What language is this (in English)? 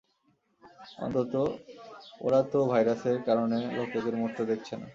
Bangla